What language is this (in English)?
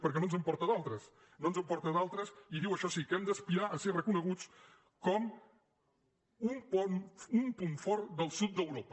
Catalan